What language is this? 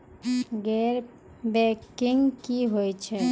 Maithili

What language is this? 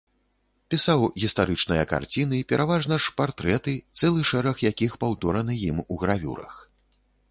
Belarusian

